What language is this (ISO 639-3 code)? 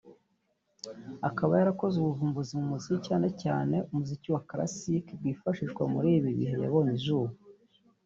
kin